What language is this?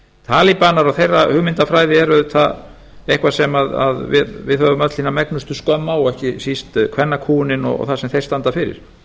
Icelandic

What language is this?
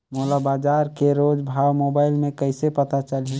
Chhattisgarhi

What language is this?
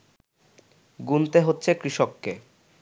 Bangla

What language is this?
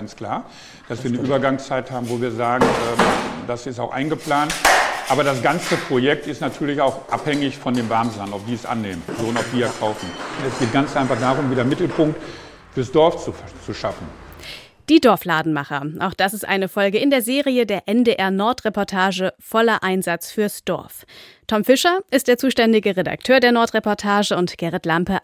German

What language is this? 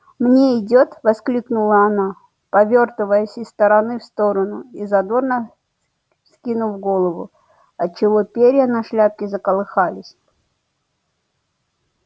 Russian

